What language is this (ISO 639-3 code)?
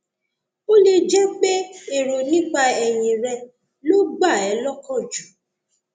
yor